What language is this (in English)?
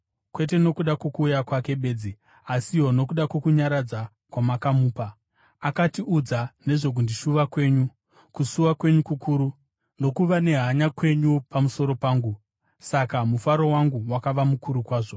Shona